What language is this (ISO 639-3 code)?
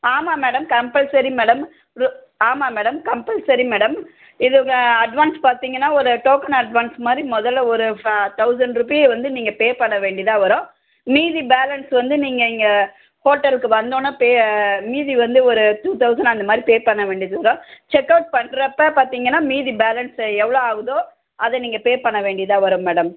tam